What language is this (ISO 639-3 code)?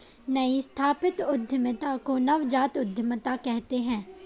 hin